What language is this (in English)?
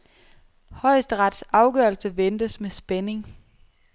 Danish